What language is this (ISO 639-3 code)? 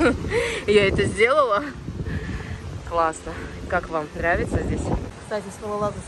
rus